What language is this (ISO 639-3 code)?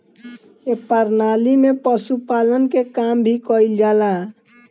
bho